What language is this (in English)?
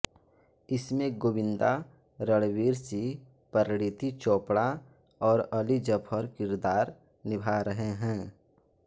Hindi